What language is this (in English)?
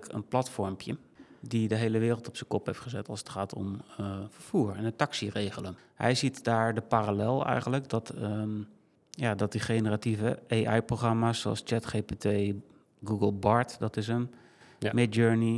Dutch